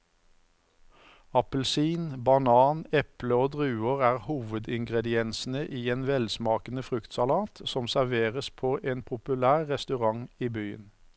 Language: Norwegian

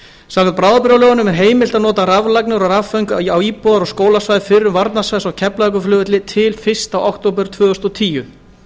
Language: Icelandic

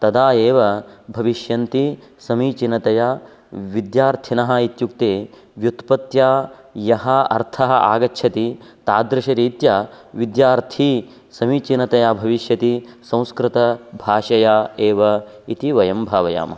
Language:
Sanskrit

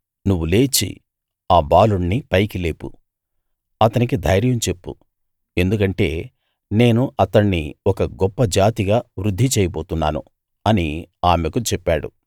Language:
Telugu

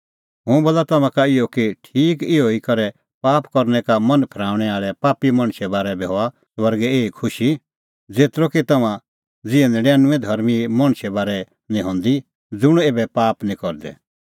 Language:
Kullu Pahari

